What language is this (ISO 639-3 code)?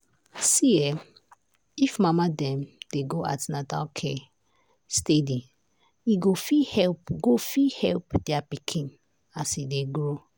pcm